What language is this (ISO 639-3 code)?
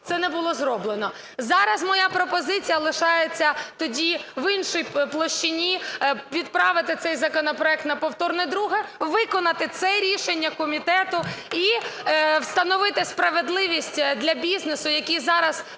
ukr